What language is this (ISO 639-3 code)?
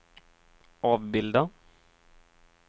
swe